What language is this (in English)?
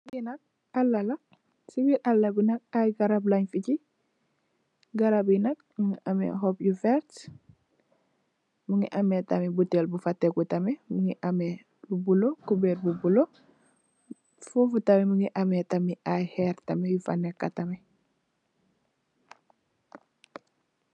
Wolof